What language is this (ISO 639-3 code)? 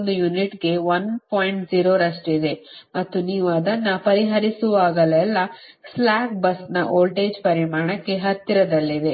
kan